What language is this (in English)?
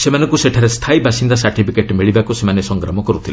Odia